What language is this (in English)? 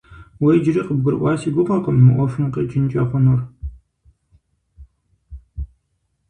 Kabardian